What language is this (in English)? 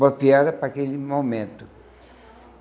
Portuguese